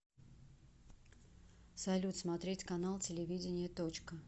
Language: Russian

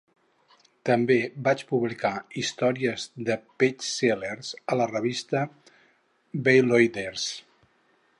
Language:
Catalan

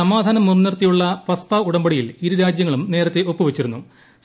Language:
Malayalam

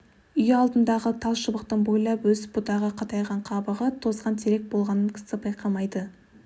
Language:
Kazakh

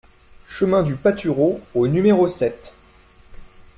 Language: French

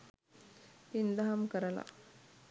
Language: Sinhala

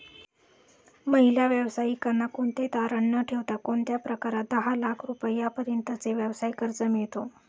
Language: Marathi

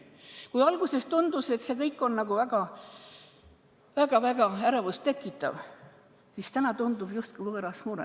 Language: Estonian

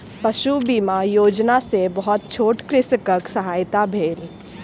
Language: Maithili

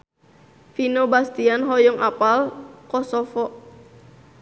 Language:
Sundanese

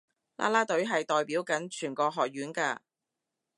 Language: Cantonese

